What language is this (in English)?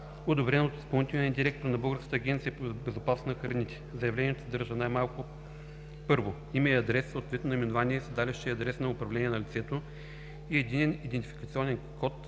Bulgarian